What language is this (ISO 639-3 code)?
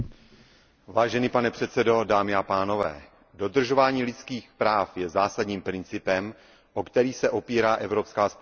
ces